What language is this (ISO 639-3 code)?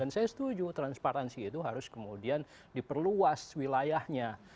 ind